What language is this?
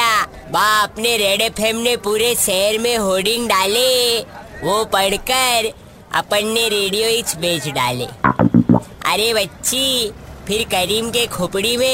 Hindi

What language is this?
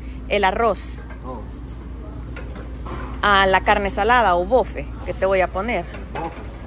Spanish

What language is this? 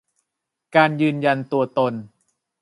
Thai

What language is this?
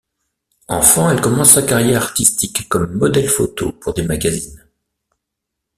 French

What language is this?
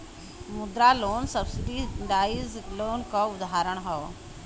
Bhojpuri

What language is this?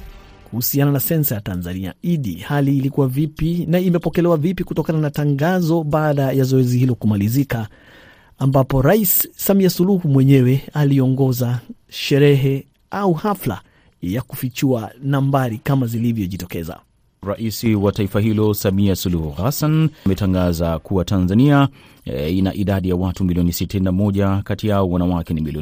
Swahili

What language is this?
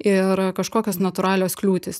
Lithuanian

